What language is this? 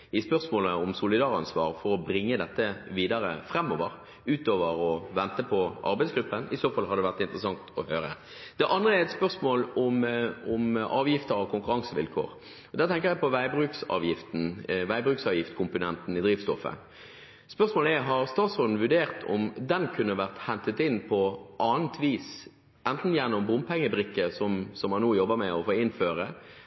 Norwegian Bokmål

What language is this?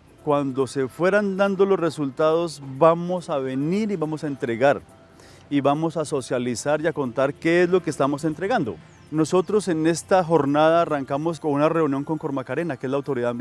Spanish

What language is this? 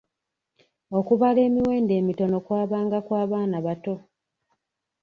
Ganda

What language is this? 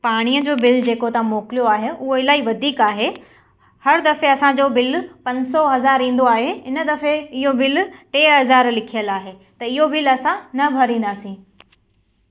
Sindhi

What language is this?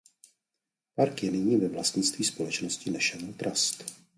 Czech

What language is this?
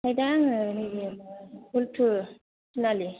Bodo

